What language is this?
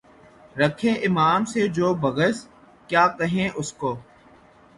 Urdu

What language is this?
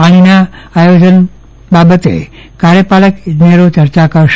Gujarati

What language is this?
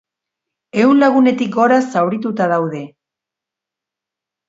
Basque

